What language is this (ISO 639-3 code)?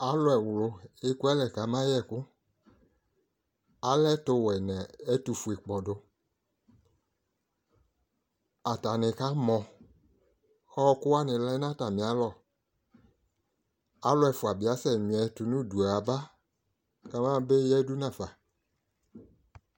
kpo